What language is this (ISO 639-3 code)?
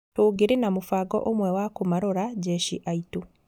kik